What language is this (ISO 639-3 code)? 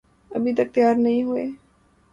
urd